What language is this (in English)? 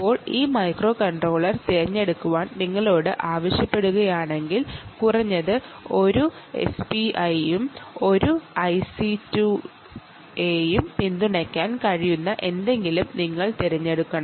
Malayalam